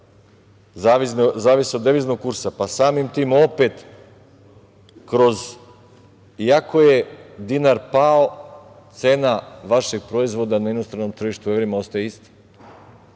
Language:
Serbian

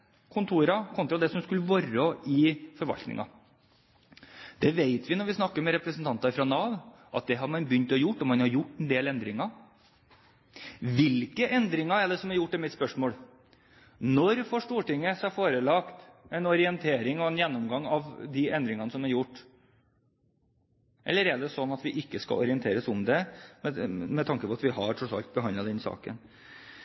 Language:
Norwegian Bokmål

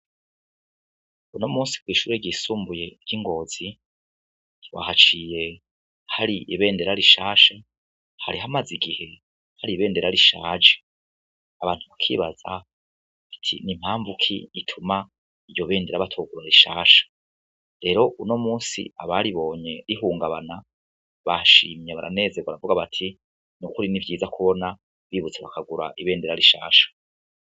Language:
Rundi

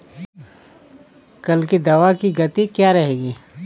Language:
Hindi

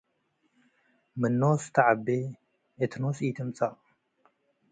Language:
Tigre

